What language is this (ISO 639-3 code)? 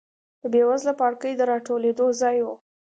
pus